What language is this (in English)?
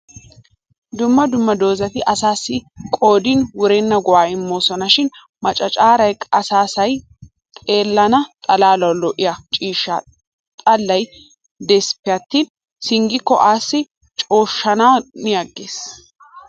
Wolaytta